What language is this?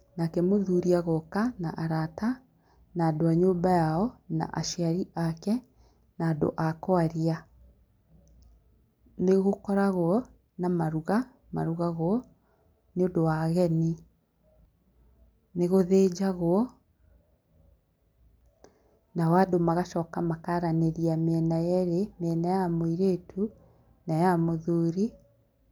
Kikuyu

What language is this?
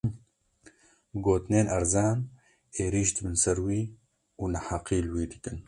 Kurdish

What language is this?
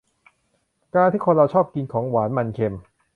Thai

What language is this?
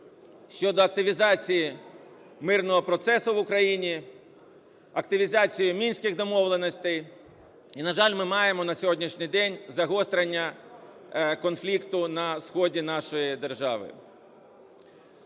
Ukrainian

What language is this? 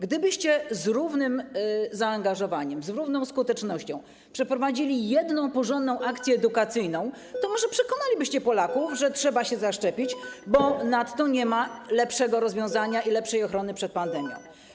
Polish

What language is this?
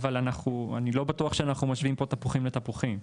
Hebrew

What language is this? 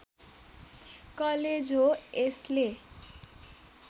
Nepali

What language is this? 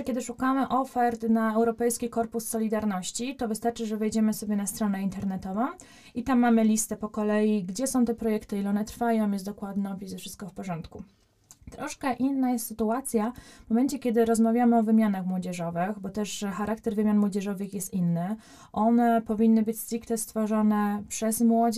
Polish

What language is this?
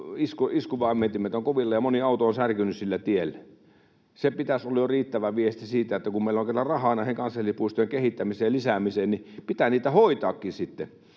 Finnish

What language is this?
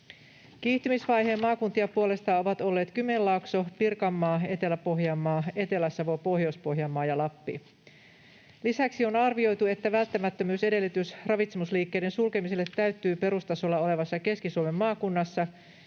Finnish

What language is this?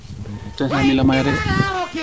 Serer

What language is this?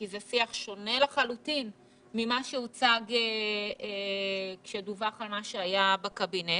Hebrew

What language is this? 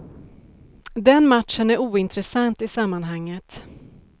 Swedish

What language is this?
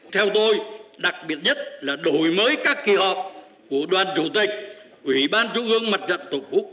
Vietnamese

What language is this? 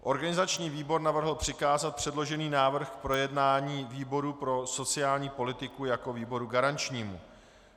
Czech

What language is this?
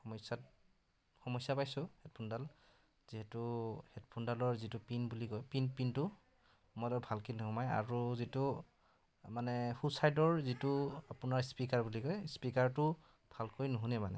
Assamese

